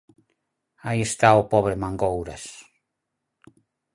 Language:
Galician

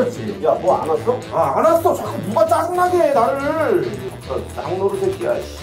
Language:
Korean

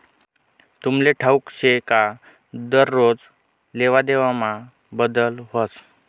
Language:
Marathi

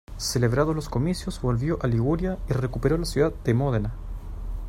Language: Spanish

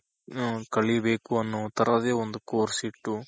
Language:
Kannada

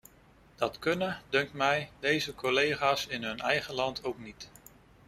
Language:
Dutch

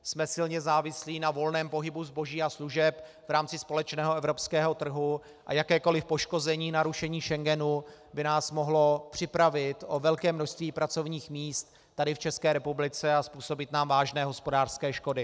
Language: Czech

